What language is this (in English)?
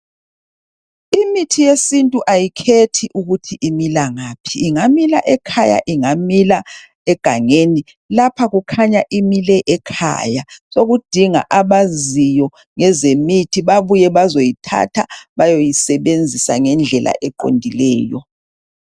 North Ndebele